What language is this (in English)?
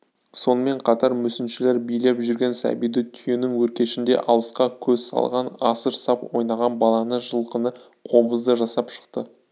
Kazakh